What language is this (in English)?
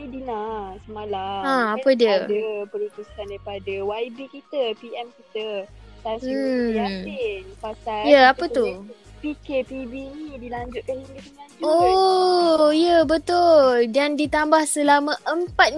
Malay